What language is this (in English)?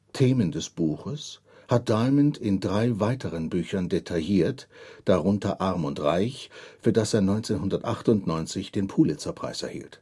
German